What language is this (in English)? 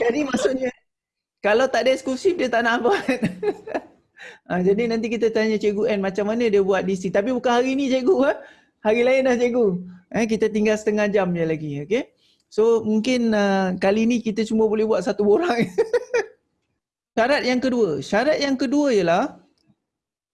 Malay